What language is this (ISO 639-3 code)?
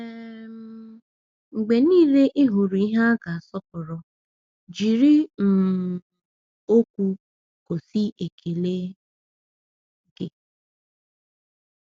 ibo